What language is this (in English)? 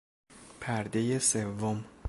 Persian